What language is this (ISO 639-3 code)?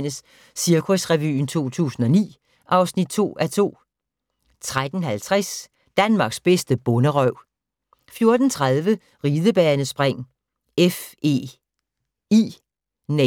dan